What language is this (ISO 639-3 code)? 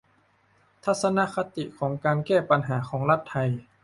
tha